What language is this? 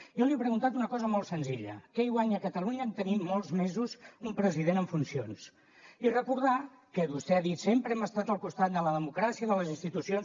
Catalan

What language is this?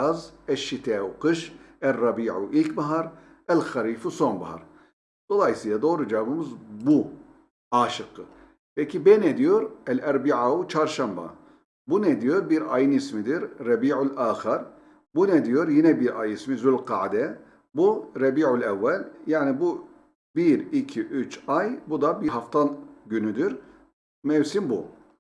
Turkish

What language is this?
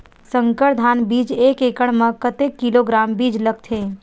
Chhattisgarhi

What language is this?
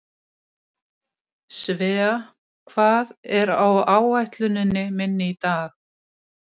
Icelandic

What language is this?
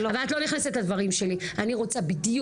Hebrew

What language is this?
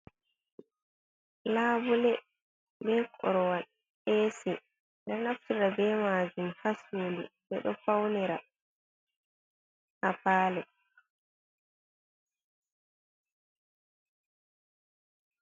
Fula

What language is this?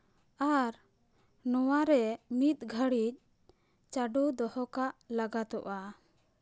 Santali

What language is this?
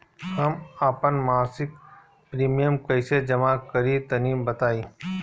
Bhojpuri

